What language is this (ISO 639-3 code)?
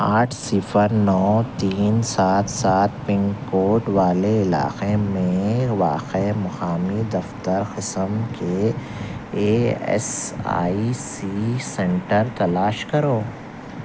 urd